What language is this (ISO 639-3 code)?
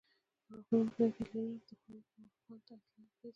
pus